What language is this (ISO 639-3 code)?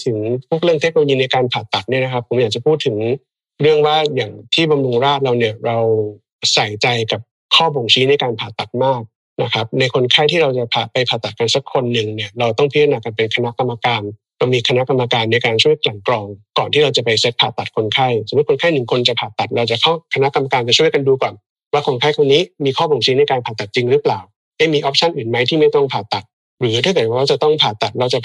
tha